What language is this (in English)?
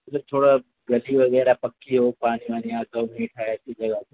Urdu